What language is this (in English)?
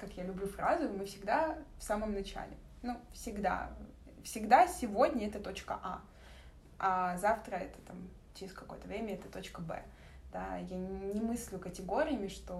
Russian